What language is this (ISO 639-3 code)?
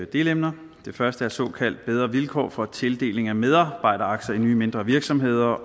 dan